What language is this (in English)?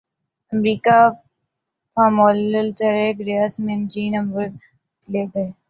Urdu